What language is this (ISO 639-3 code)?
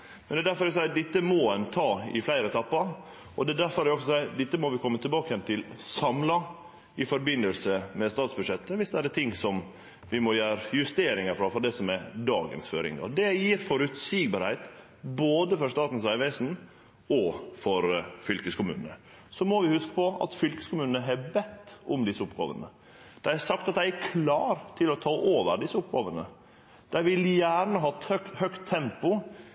nno